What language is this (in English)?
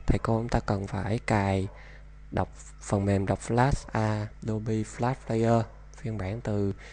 Vietnamese